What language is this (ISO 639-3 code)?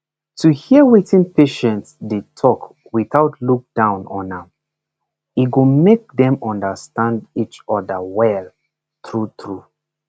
pcm